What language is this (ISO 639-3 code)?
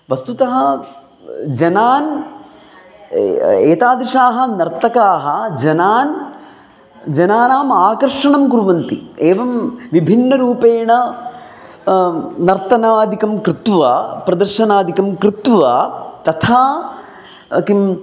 san